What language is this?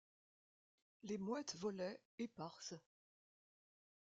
French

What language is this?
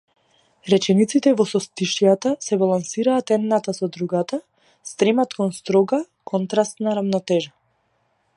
Macedonian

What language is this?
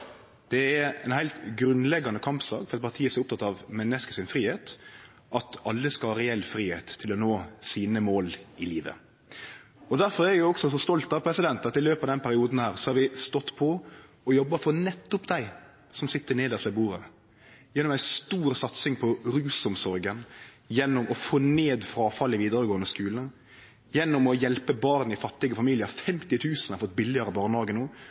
Norwegian Nynorsk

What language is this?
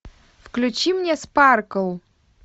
Russian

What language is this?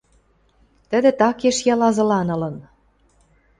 Western Mari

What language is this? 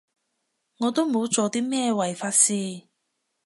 Cantonese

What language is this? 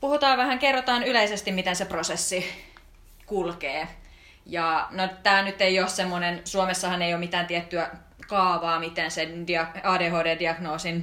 Finnish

